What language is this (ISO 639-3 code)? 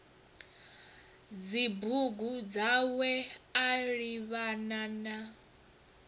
ven